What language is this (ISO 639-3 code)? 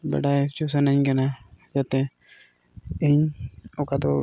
sat